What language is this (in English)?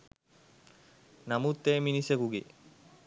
Sinhala